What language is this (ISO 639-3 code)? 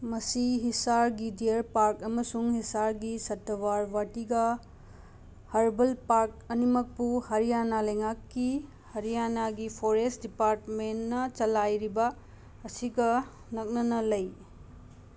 mni